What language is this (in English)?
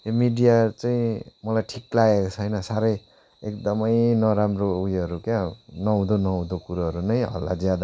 Nepali